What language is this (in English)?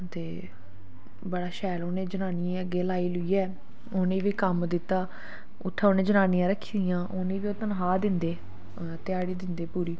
Dogri